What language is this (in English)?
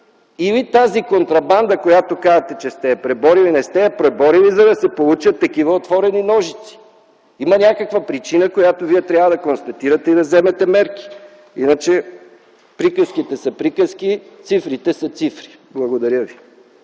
Bulgarian